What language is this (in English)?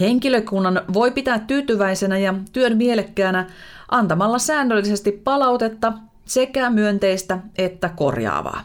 Finnish